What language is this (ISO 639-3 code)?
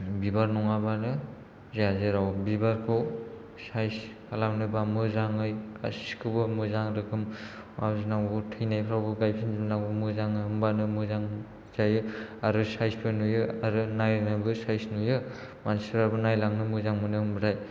brx